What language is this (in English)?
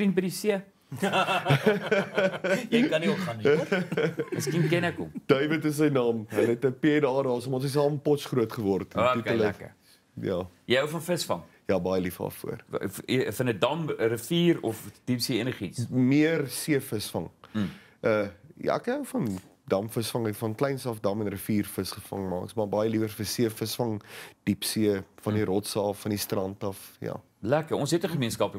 Dutch